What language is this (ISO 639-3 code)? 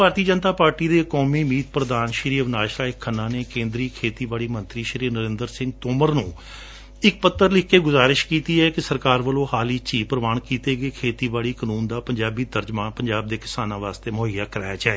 pan